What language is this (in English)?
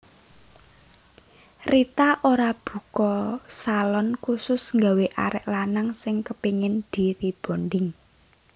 Javanese